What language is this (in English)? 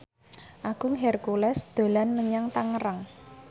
Javanese